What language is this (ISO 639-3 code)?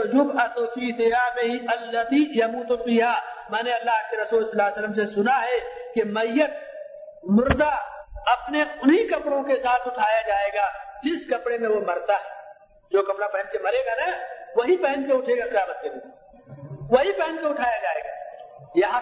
urd